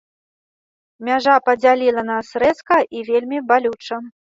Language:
Belarusian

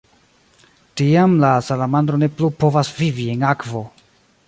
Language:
Esperanto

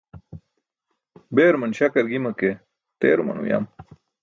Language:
Burushaski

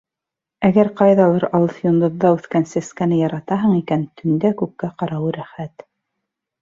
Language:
Bashkir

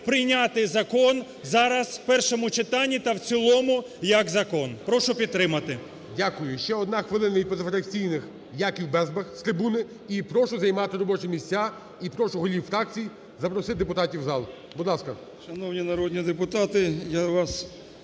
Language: Ukrainian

